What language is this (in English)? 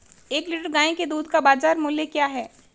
Hindi